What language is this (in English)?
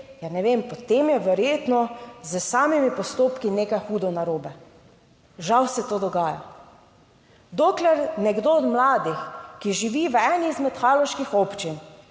Slovenian